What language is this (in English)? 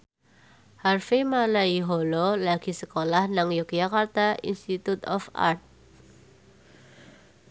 Javanese